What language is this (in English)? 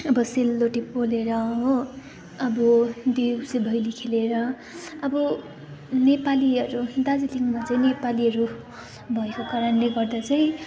Nepali